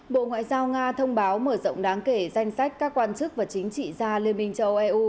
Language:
Vietnamese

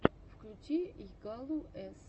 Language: Russian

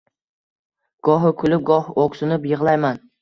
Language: Uzbek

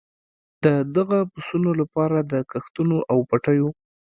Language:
Pashto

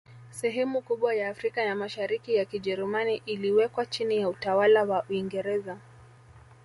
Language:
Swahili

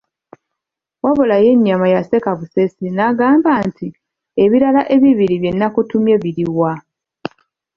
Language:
Ganda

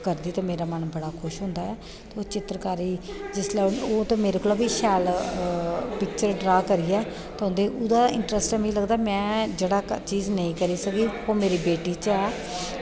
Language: Dogri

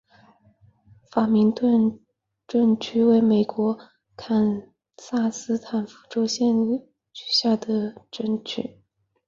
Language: Chinese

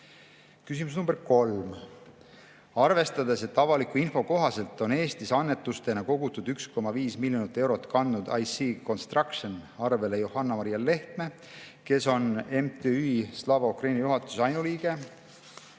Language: Estonian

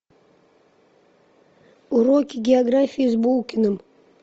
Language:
Russian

